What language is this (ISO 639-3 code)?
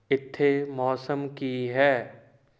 pan